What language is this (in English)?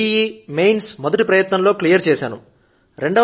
Telugu